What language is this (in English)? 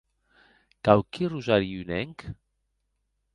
Occitan